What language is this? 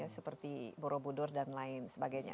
Indonesian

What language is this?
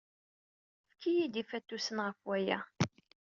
Kabyle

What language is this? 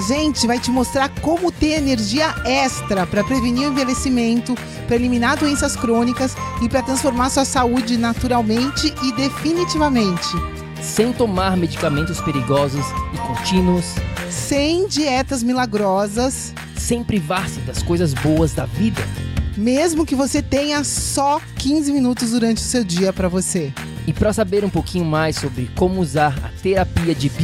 Portuguese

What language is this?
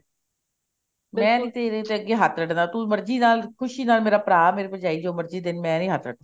Punjabi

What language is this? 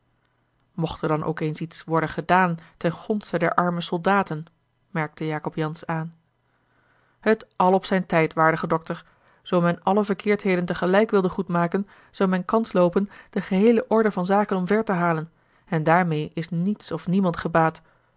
Dutch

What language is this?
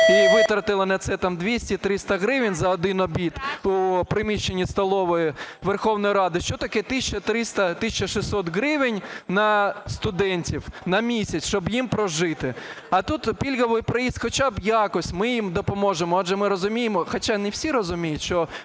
Ukrainian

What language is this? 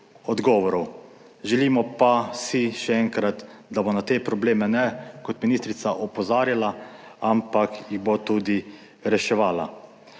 Slovenian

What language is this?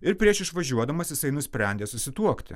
Lithuanian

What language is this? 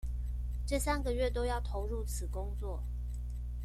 Chinese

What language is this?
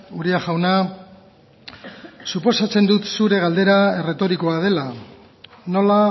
Basque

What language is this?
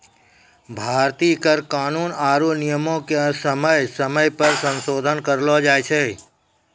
Maithili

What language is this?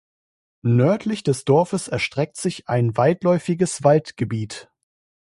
German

